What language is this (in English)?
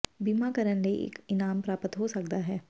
Punjabi